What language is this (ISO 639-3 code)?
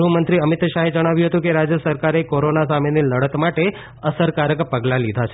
guj